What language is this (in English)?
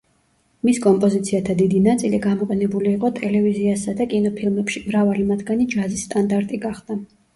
Georgian